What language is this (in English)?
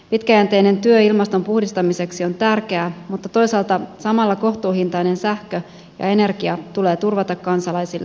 Finnish